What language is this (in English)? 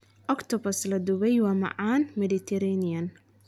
Somali